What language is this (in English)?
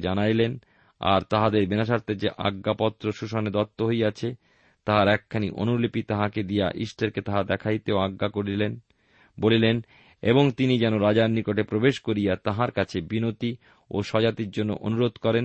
Bangla